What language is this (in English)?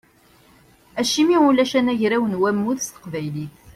Kabyle